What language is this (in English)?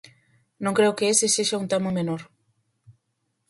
Galician